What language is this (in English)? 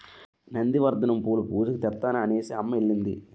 Telugu